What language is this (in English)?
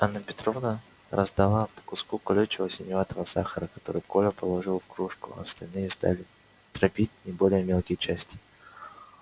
Russian